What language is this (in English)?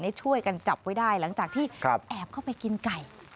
Thai